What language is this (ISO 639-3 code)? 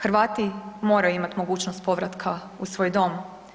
hrv